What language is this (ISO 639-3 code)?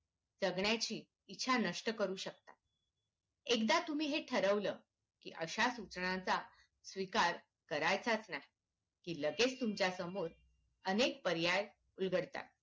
mar